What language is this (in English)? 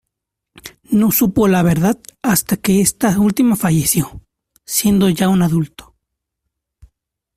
Spanish